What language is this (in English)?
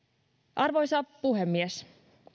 Finnish